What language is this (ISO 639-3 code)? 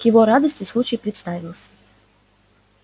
rus